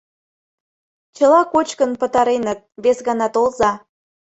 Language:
Mari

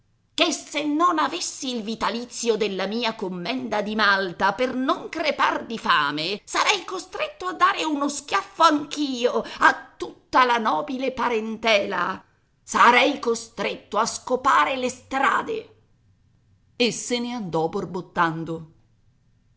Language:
Italian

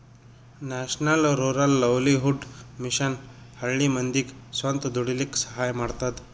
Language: Kannada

